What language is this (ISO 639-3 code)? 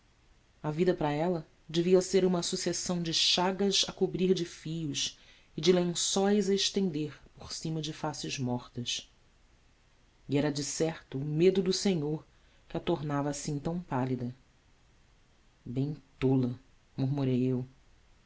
por